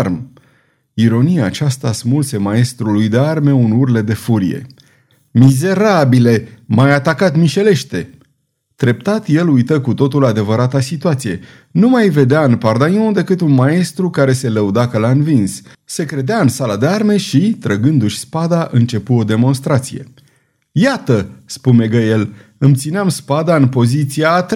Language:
Romanian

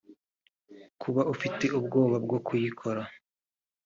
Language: Kinyarwanda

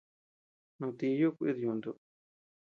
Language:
Tepeuxila Cuicatec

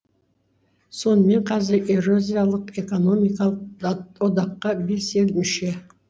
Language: Kazakh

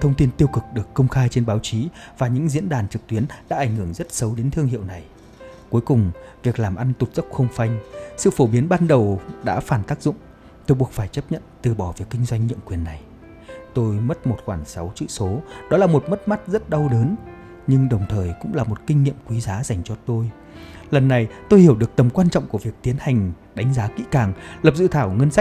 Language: Vietnamese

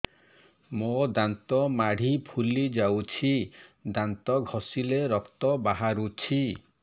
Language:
Odia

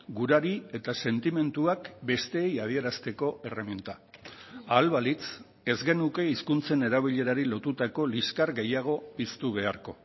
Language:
Basque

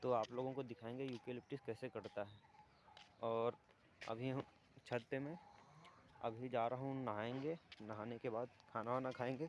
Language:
Hindi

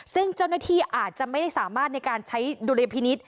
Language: Thai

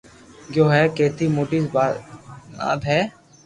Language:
Loarki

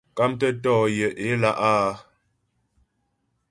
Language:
Ghomala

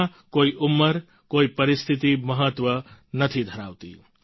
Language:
Gujarati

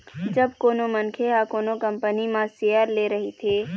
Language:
Chhattisgarhi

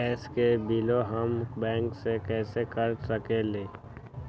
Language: Magahi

